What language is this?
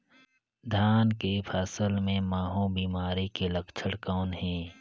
Chhattisgarhi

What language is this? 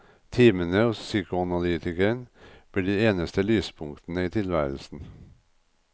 Norwegian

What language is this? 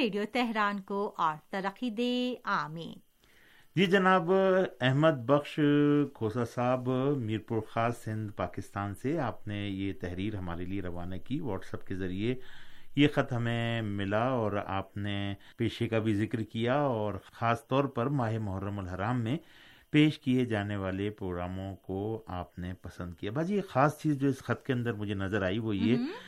Urdu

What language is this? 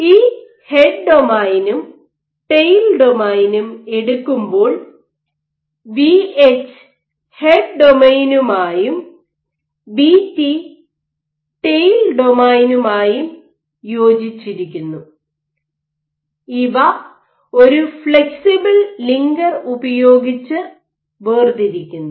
Malayalam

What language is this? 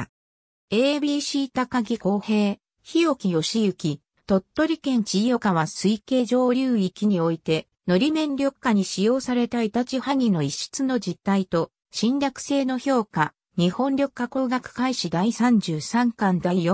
Japanese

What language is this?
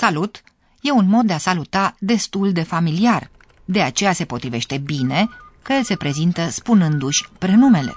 Romanian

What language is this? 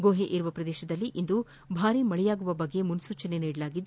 Kannada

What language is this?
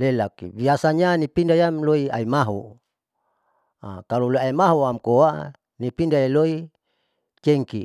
Saleman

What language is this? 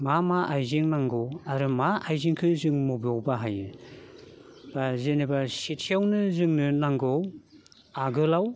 Bodo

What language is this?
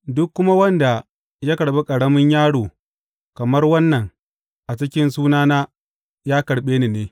Hausa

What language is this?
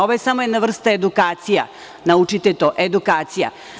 Serbian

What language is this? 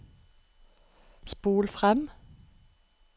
Norwegian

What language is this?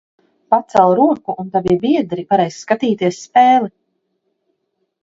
Latvian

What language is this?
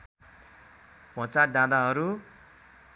Nepali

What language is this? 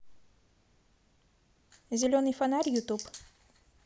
Russian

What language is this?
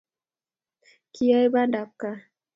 Kalenjin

